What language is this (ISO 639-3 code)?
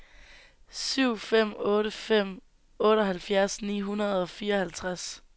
dan